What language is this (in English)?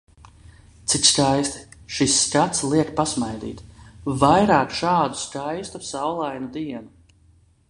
Latvian